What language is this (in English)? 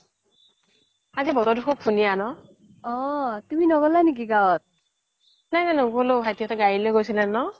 Assamese